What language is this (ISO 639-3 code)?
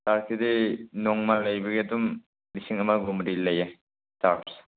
mni